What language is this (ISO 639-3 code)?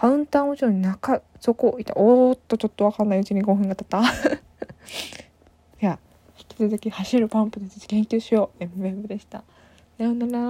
jpn